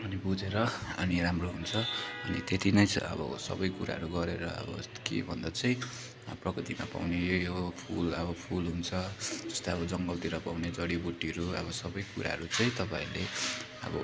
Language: Nepali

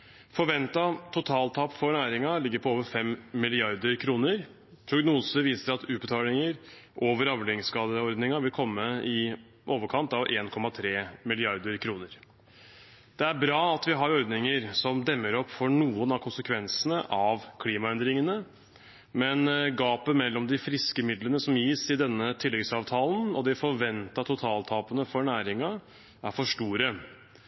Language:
Norwegian Bokmål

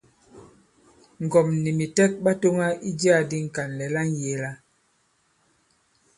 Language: Bankon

